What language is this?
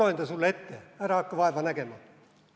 Estonian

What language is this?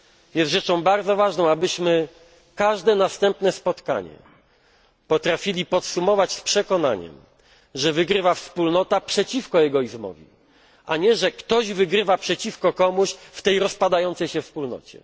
Polish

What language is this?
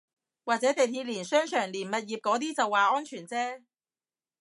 Cantonese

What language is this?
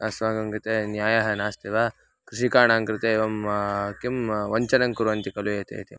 Sanskrit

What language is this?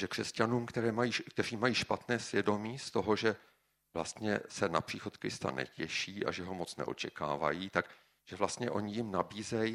Czech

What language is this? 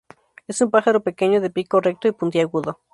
Spanish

